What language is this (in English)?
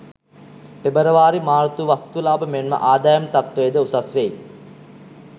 Sinhala